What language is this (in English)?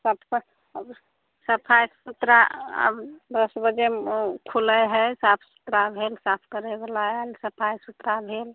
Maithili